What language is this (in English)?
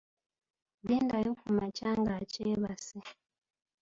Ganda